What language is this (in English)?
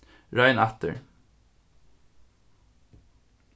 Faroese